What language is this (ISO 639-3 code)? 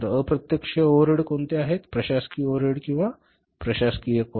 mar